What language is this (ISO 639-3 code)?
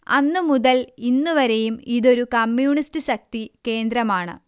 mal